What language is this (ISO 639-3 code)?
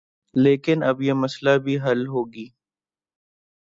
urd